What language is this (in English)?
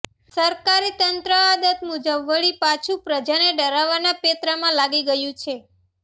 Gujarati